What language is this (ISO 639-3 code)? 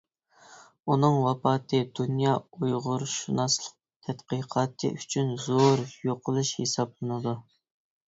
uig